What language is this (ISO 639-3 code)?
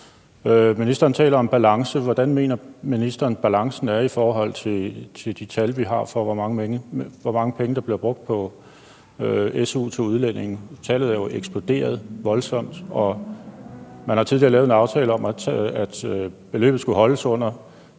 dan